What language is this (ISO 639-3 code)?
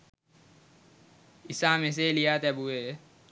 sin